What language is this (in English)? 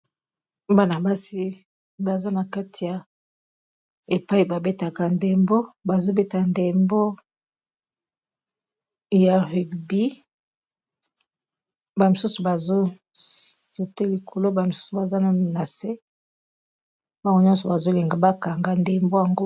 Lingala